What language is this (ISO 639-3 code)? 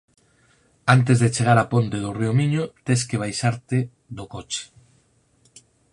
glg